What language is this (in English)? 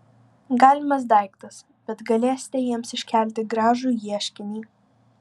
Lithuanian